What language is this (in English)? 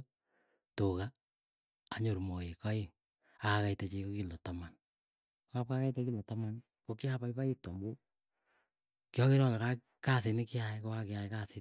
Keiyo